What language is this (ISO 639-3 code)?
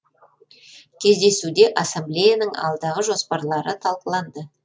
kaz